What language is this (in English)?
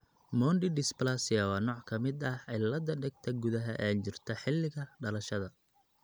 Somali